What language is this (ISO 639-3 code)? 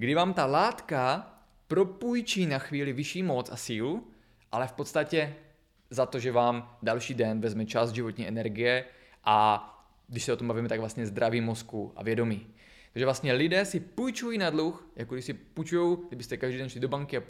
ces